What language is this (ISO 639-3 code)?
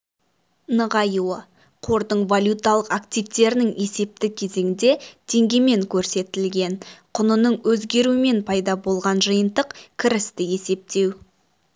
kaz